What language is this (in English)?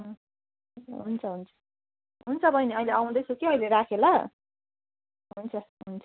Nepali